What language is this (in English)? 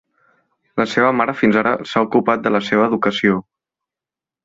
Catalan